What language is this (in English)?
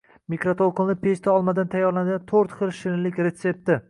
Uzbek